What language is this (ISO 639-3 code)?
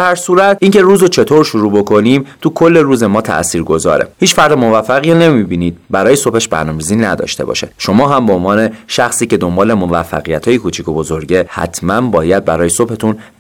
fas